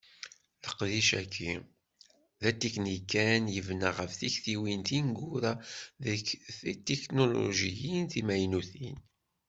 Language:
Kabyle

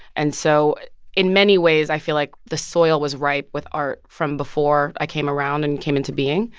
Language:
English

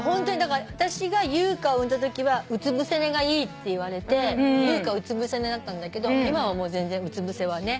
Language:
Japanese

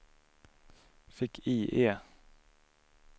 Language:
Swedish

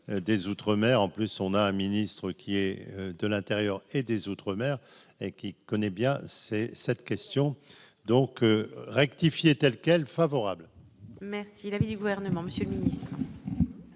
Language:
French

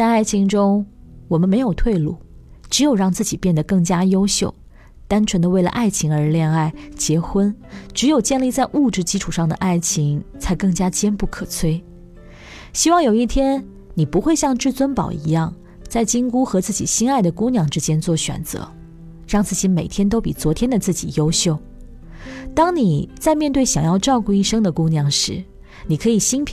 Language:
Chinese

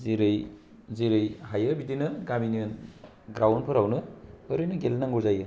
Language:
Bodo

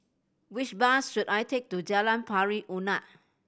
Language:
English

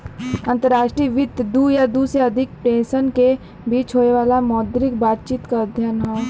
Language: Bhojpuri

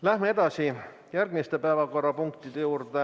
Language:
Estonian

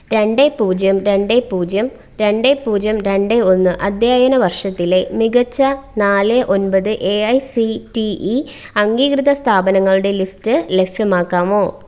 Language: Malayalam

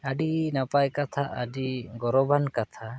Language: Santali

